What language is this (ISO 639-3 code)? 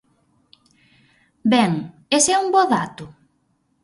glg